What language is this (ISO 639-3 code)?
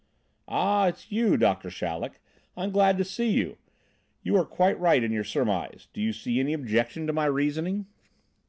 eng